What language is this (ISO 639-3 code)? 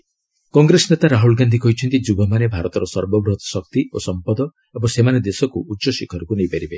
ori